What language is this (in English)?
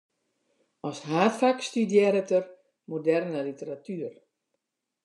Western Frisian